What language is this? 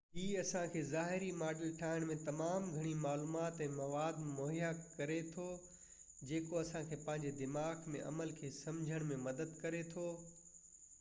Sindhi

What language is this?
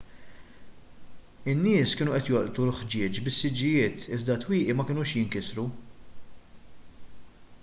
Maltese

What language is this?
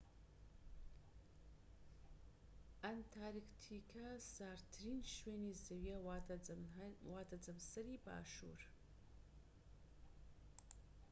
Central Kurdish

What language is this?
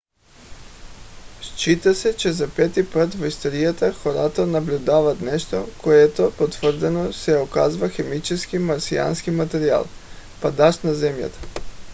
Bulgarian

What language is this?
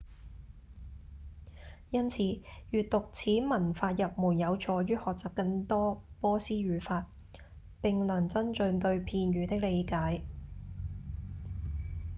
Cantonese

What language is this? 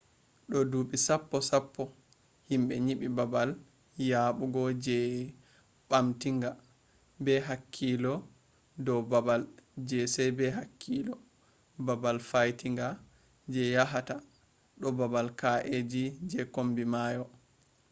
Fula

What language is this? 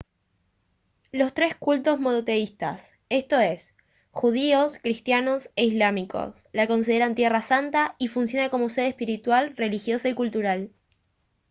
Spanish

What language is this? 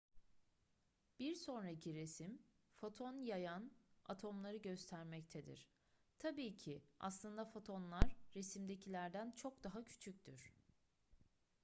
Turkish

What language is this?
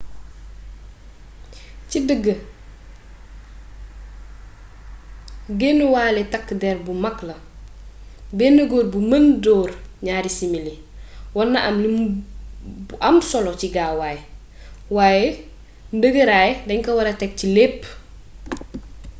Wolof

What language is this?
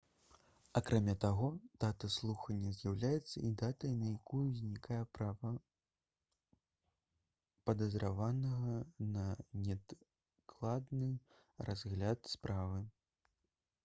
Belarusian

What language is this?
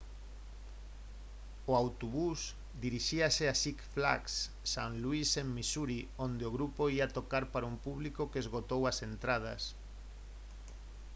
Galician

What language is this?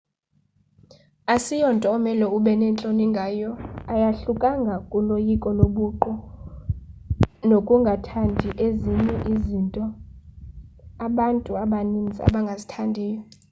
Xhosa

